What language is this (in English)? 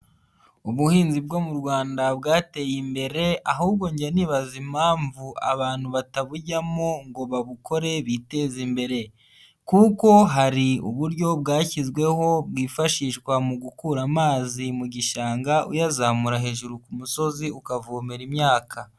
Kinyarwanda